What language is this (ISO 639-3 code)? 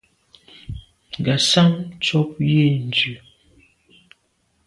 byv